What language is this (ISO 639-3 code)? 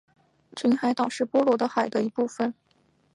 zho